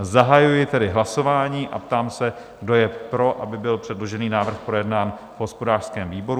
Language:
Czech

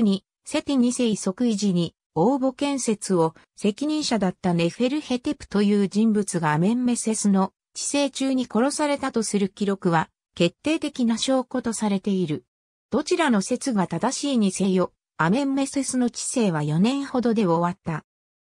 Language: Japanese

